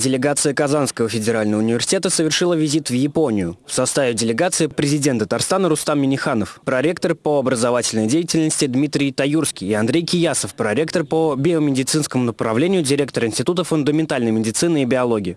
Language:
Russian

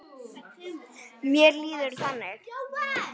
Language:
Icelandic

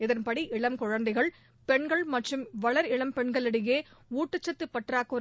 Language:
Tamil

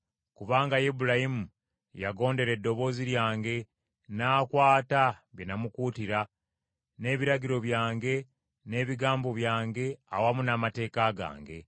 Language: Ganda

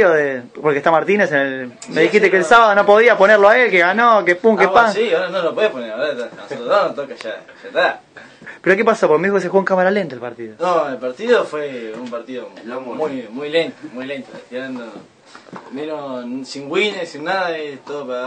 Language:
Spanish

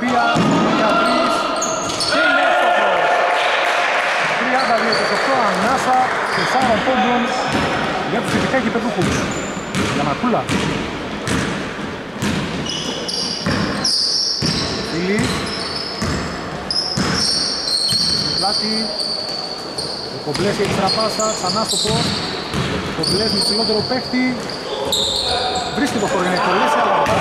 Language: Greek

